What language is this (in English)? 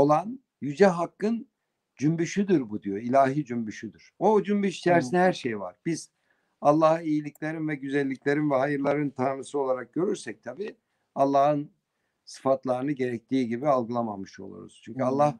Turkish